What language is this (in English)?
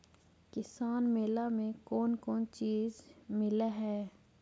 Magahi